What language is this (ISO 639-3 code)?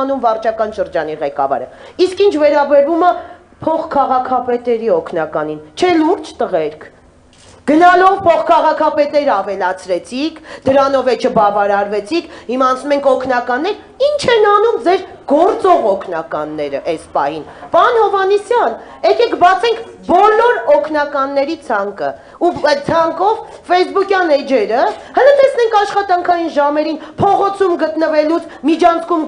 ron